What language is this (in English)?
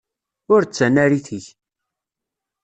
Kabyle